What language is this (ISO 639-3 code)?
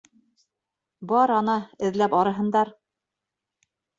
bak